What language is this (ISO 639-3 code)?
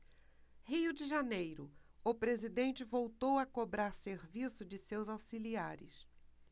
por